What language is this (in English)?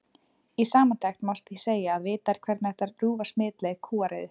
Icelandic